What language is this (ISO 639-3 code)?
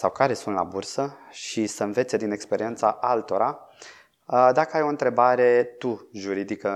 ron